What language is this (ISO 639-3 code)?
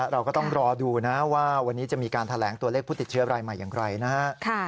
tha